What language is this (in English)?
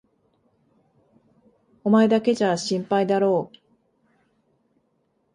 Japanese